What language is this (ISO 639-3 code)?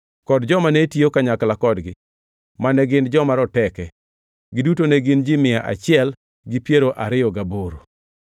luo